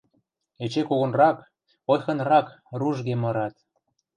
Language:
Western Mari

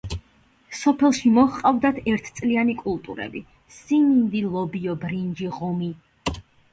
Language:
Georgian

